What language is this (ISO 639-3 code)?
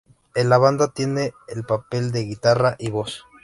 spa